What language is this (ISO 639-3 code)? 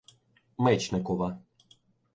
ukr